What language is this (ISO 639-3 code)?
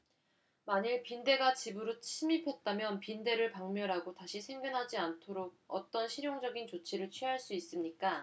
kor